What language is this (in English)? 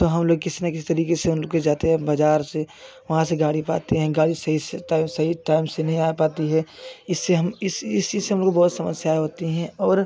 Hindi